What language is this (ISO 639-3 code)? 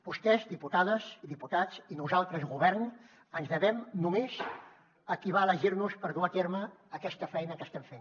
cat